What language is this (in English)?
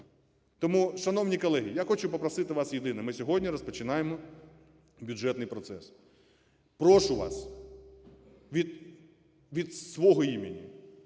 Ukrainian